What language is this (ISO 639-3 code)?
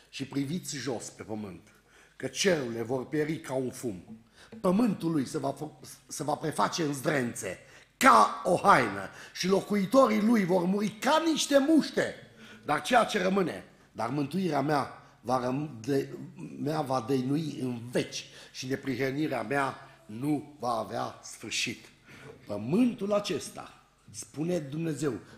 ron